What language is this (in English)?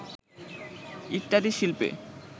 Bangla